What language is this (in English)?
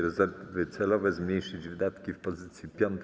Polish